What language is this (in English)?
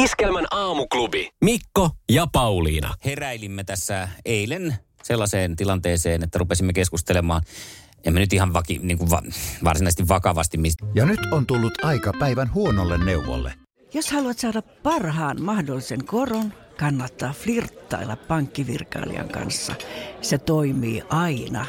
Finnish